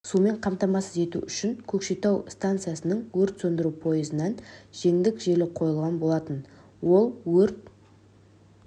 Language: Kazakh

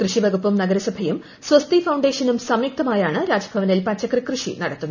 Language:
Malayalam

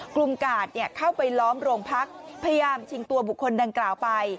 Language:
Thai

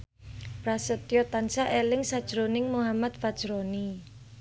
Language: Javanese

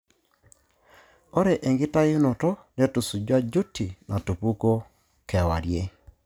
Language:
Masai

